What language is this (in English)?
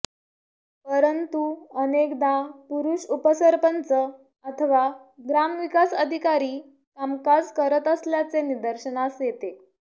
Marathi